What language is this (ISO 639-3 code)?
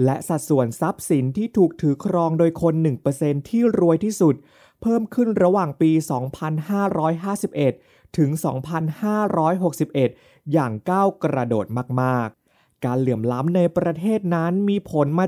tha